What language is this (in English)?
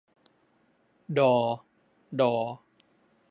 Thai